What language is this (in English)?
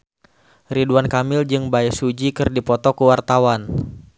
Sundanese